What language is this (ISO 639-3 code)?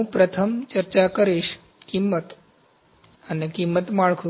guj